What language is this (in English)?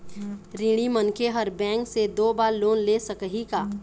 Chhattisgarhi